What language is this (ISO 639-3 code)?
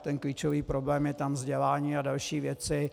ces